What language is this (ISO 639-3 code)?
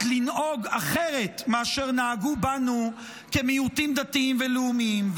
heb